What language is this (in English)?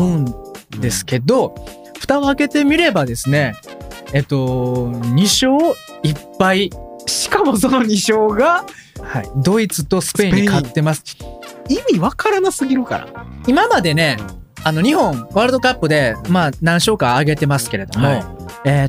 Japanese